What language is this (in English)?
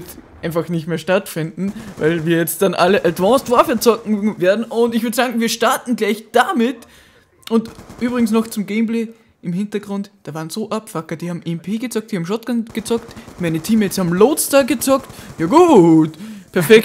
German